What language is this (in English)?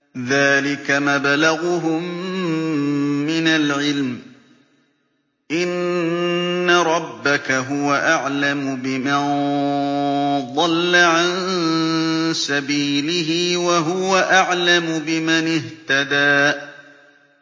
Arabic